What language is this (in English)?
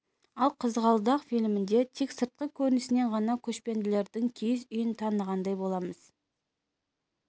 Kazakh